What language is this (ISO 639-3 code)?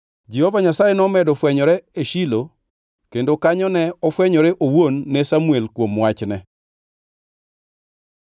luo